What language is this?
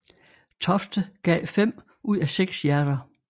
Danish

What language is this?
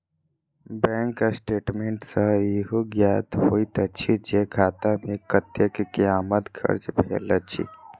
Maithili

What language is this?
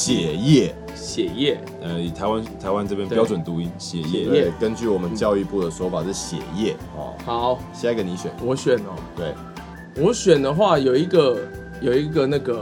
Chinese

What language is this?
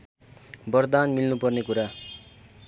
Nepali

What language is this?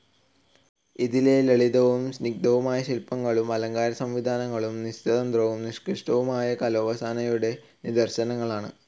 Malayalam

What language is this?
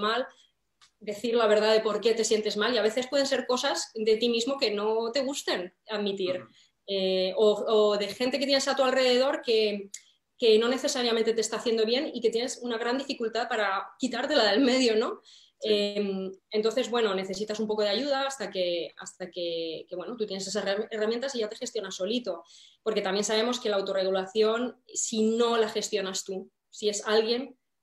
Spanish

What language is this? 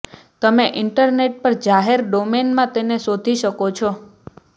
Gujarati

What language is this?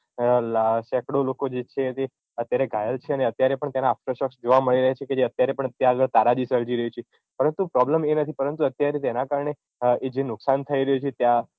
Gujarati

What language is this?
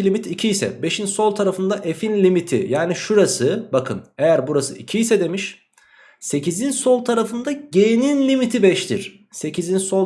Turkish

